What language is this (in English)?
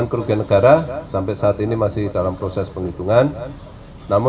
Indonesian